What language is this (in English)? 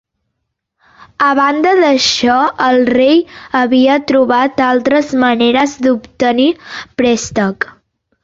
Catalan